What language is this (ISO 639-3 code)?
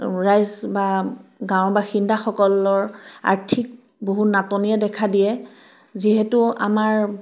asm